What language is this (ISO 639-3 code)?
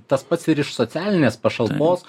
lit